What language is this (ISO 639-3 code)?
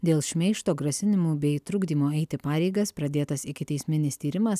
lit